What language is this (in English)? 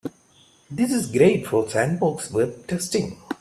English